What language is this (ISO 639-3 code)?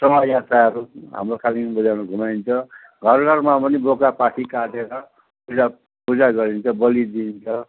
nep